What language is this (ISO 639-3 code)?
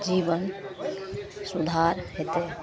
mai